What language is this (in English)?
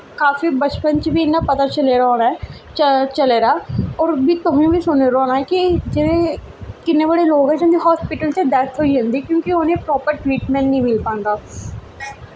Dogri